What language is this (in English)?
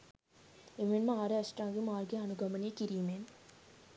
Sinhala